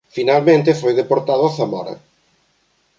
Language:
Galician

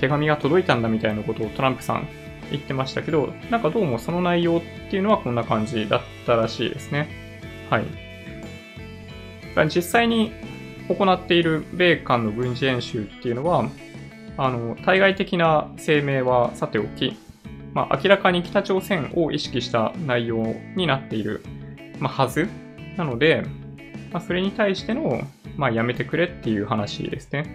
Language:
Japanese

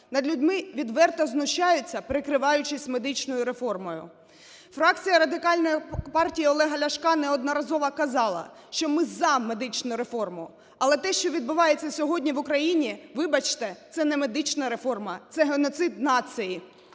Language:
Ukrainian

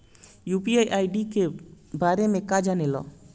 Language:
Bhojpuri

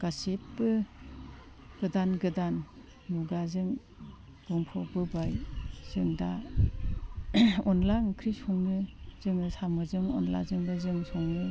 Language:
Bodo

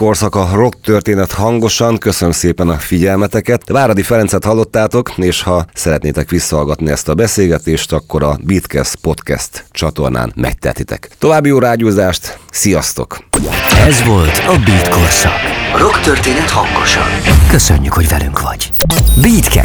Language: Hungarian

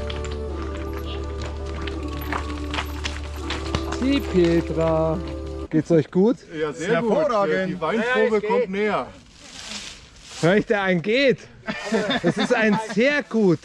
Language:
German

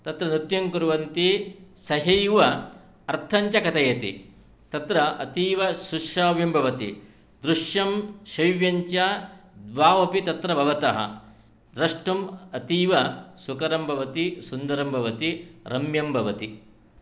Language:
Sanskrit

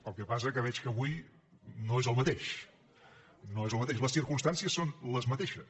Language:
Catalan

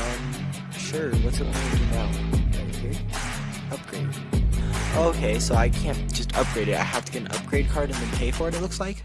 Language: English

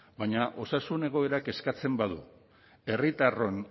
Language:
Basque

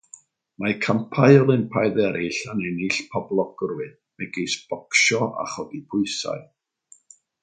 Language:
Welsh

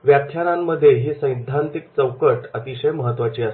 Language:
Marathi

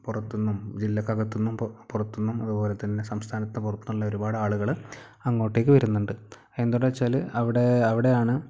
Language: Malayalam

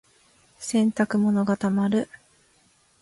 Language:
Japanese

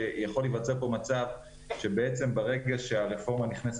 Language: Hebrew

